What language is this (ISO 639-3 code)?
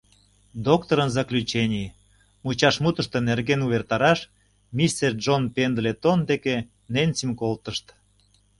chm